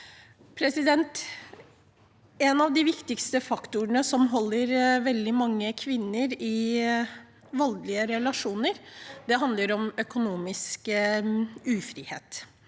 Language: Norwegian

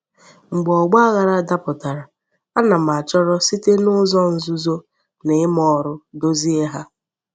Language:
Igbo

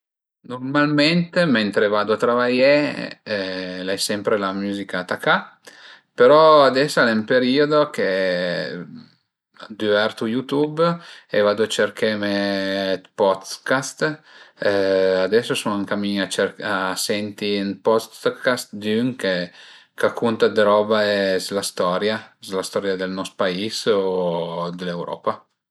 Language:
Piedmontese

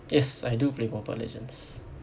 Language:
English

